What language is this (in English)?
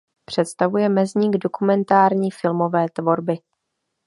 Czech